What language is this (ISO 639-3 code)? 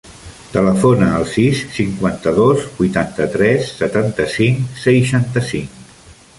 cat